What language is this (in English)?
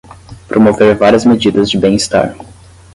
Portuguese